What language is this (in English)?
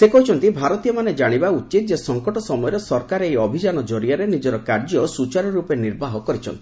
Odia